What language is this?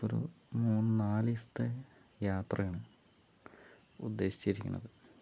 Malayalam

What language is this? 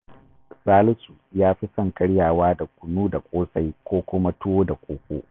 Hausa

